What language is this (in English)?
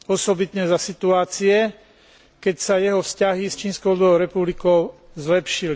Slovak